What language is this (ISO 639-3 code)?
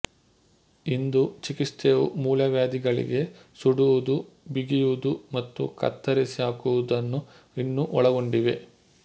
kan